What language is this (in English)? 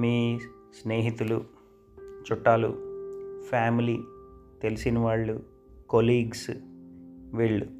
Telugu